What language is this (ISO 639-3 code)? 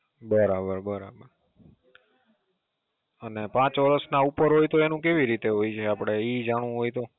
guj